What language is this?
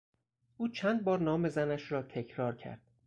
Persian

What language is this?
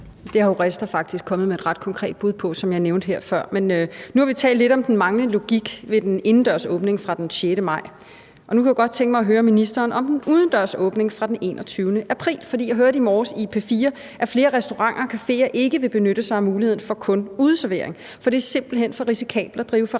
Danish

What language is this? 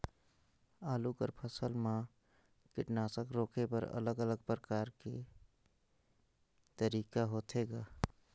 Chhattisgarhi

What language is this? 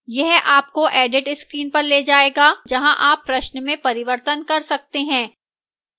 Hindi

